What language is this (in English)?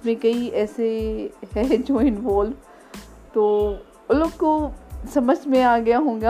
Urdu